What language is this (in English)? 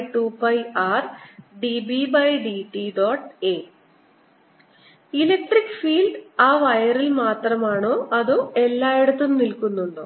Malayalam